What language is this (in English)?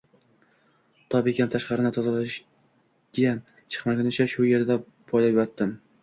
Uzbek